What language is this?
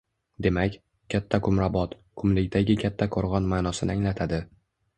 Uzbek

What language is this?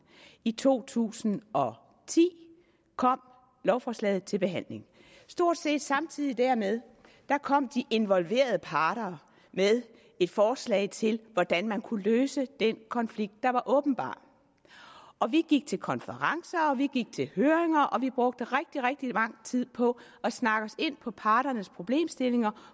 Danish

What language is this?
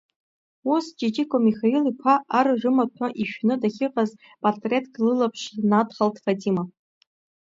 Abkhazian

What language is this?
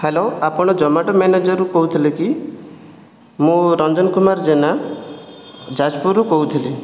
Odia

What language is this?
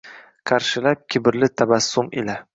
Uzbek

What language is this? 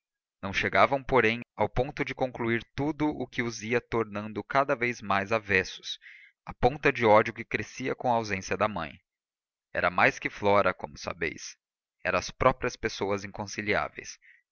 Portuguese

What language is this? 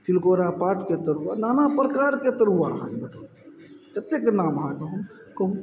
Maithili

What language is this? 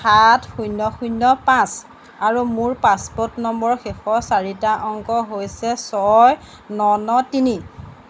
Assamese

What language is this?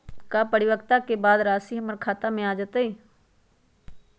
Magahi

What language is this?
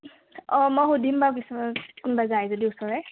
Assamese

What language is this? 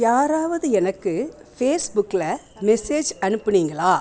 Tamil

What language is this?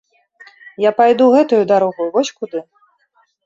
Belarusian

